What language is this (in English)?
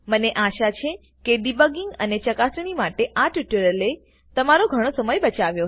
Gujarati